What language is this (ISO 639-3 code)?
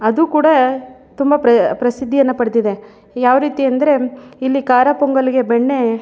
kan